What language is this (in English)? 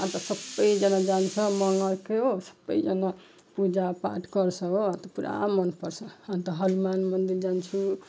Nepali